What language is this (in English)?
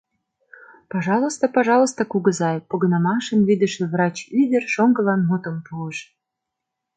Mari